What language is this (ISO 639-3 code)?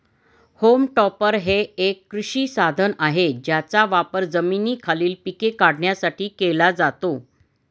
mar